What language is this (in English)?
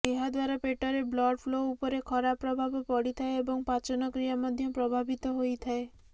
Odia